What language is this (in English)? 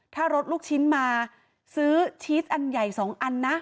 Thai